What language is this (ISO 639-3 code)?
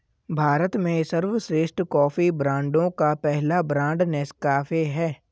hin